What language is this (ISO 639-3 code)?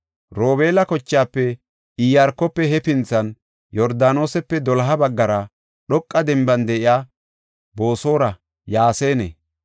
gof